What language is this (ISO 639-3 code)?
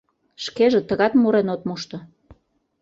chm